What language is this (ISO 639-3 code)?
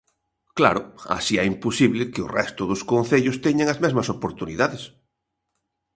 glg